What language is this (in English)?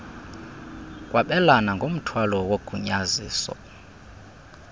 Xhosa